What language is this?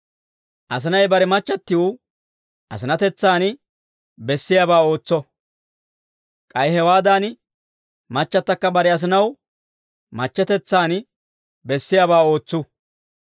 Dawro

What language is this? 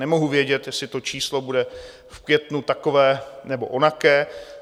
Czech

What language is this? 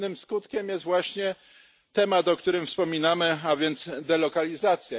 Polish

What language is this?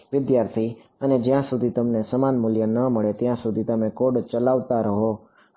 Gujarati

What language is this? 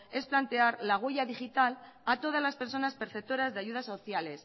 Spanish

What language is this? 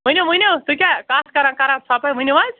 Kashmiri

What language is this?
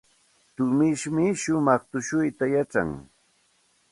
Santa Ana de Tusi Pasco Quechua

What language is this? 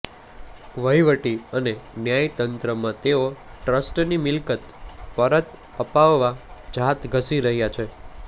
Gujarati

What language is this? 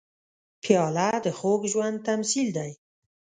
Pashto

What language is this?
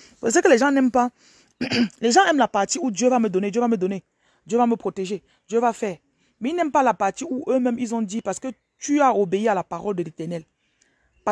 French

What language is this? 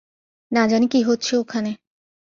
Bangla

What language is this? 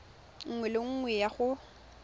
Tswana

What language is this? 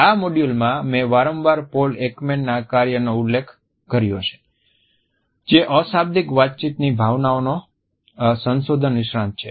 Gujarati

